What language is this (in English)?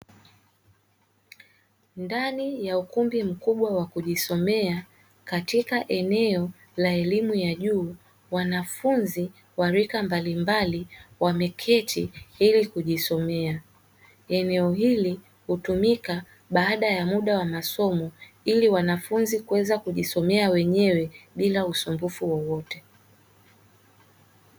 Swahili